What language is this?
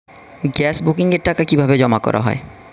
Bangla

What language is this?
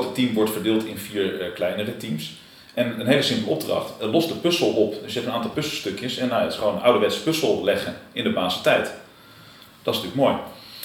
Dutch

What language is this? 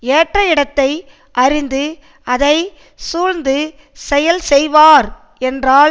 Tamil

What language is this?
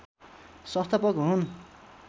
Nepali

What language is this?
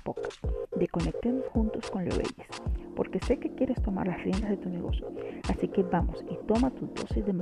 Spanish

